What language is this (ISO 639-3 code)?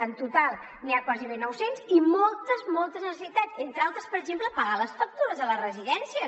cat